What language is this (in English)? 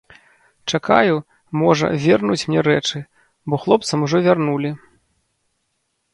Belarusian